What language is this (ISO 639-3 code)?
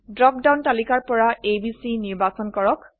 asm